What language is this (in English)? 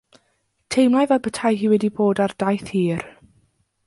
Welsh